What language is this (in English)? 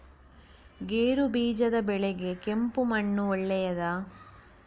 Kannada